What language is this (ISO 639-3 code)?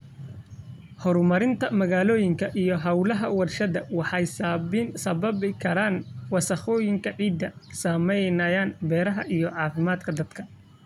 som